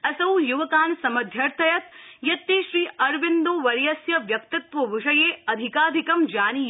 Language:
Sanskrit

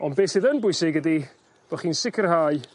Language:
Welsh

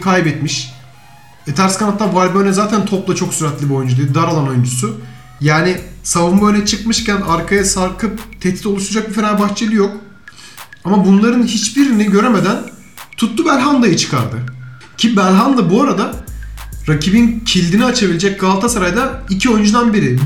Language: Turkish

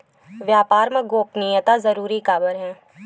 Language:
Chhattisgarhi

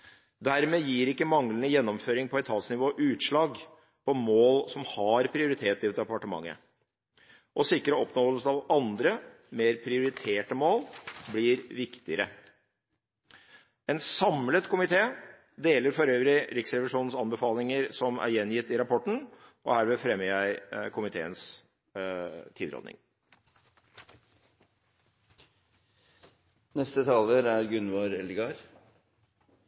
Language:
Norwegian Bokmål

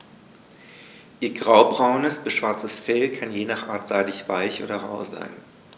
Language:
German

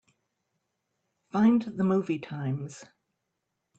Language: English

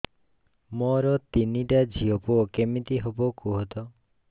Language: Odia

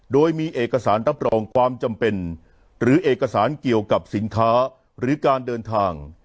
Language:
Thai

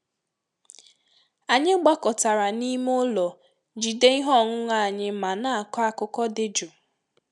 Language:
Igbo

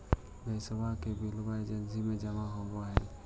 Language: Magahi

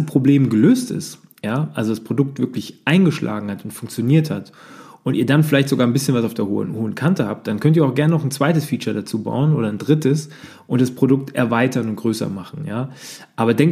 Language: German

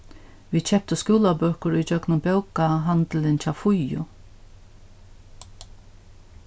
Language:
Faroese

